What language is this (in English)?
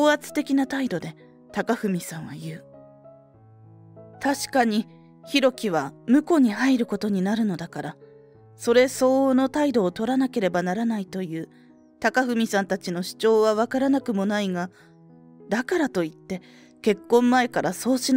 Japanese